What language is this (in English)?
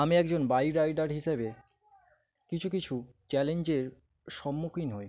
Bangla